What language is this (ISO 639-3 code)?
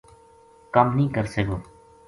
gju